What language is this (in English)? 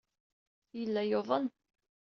Kabyle